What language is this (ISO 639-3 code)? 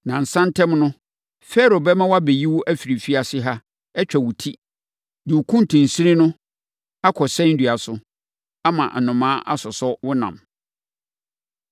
aka